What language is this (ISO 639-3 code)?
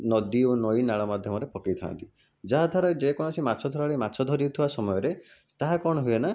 ori